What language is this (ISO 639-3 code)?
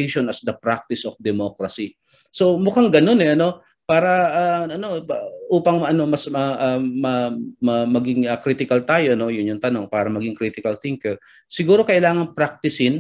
fil